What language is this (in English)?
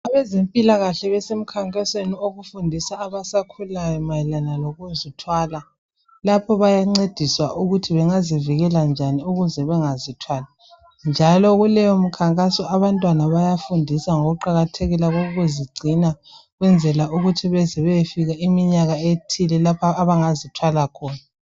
North Ndebele